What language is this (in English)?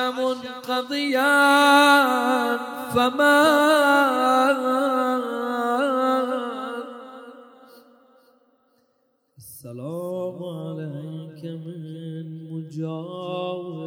Arabic